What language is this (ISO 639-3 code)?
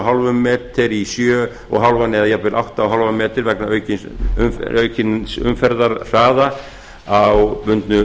isl